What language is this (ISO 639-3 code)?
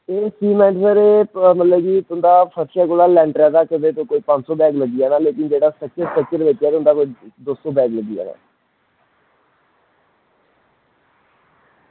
doi